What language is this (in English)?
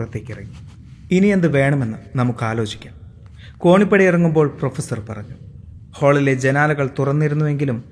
Malayalam